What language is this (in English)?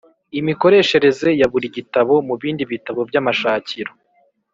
Kinyarwanda